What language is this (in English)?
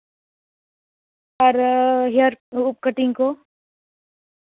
Santali